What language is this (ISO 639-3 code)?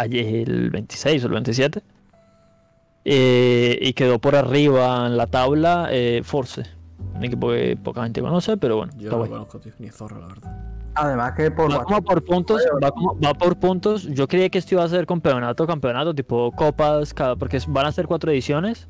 spa